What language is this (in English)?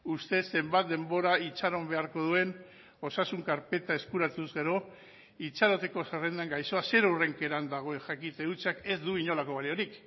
Basque